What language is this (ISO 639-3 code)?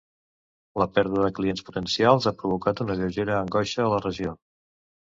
cat